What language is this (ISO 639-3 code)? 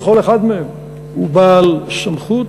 heb